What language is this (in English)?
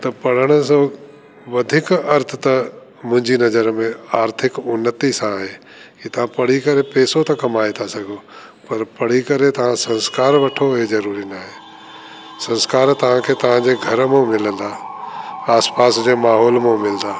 Sindhi